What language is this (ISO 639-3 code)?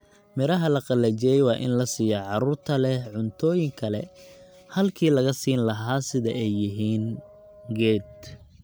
som